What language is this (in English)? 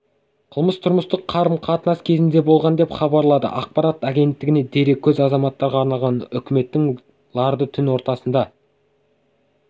Kazakh